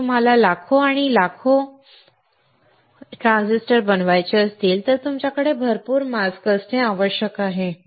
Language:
Marathi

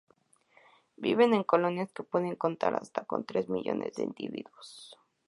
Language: Spanish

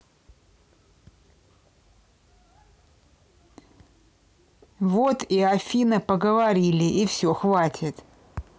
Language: Russian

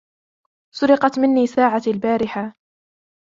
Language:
Arabic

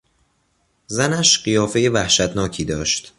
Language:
Persian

